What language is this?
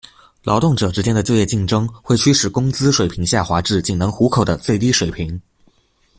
Chinese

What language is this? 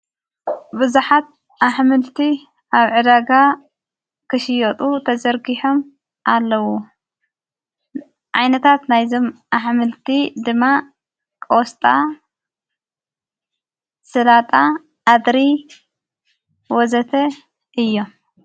Tigrinya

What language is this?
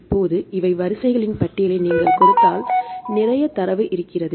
Tamil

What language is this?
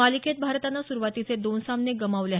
Marathi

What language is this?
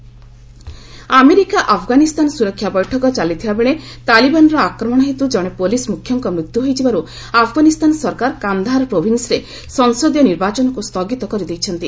Odia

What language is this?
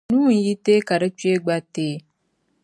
Dagbani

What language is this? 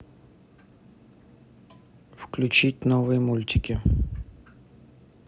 Russian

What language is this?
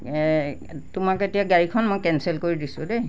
Assamese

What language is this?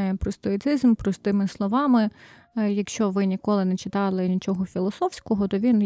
Ukrainian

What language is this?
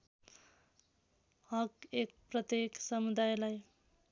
Nepali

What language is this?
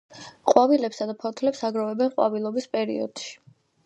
Georgian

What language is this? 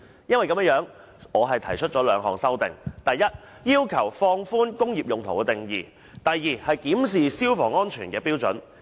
Cantonese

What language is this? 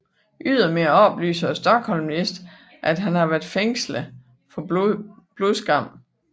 Danish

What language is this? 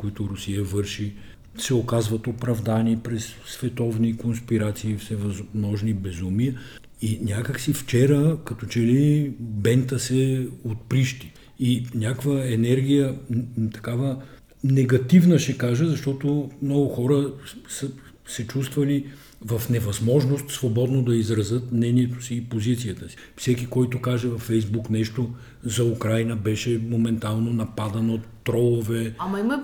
Bulgarian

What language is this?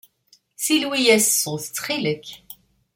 Kabyle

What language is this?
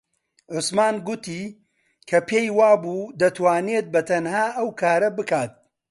Central Kurdish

